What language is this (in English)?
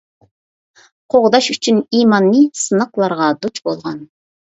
Uyghur